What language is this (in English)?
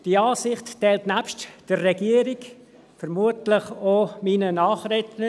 Swiss German